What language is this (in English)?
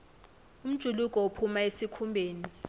South Ndebele